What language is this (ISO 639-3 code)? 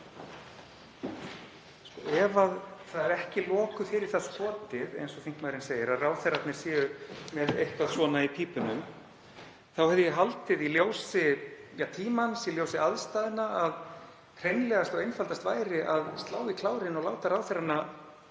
isl